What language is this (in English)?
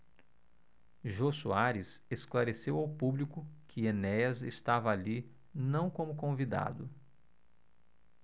Portuguese